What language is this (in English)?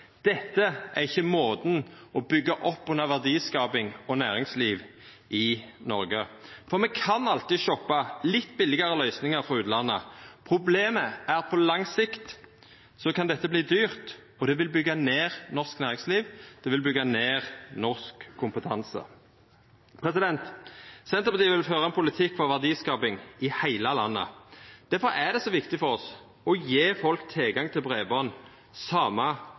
Norwegian Nynorsk